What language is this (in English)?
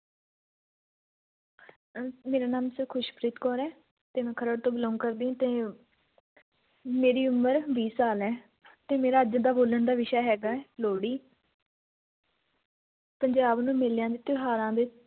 Punjabi